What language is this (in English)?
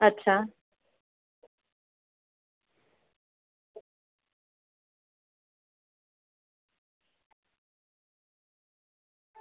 Gujarati